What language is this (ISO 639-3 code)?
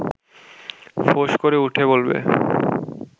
ben